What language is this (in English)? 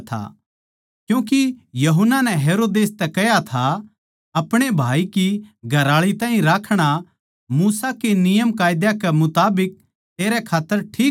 Haryanvi